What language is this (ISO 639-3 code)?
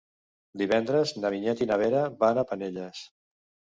cat